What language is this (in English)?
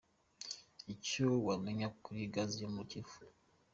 Kinyarwanda